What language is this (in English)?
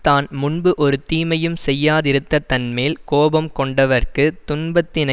Tamil